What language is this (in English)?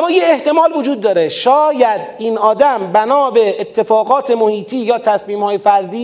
Persian